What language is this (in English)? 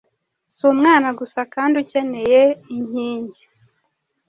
Kinyarwanda